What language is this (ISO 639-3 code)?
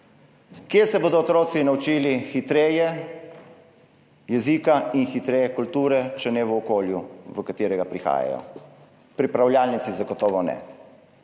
slv